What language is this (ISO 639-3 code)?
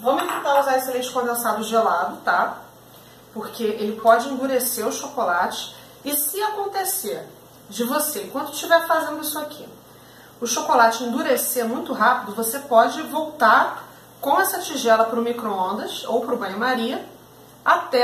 por